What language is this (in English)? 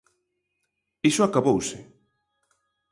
Galician